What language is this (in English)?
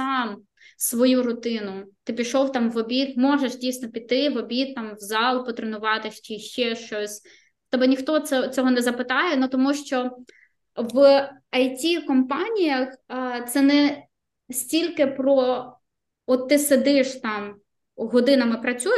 Ukrainian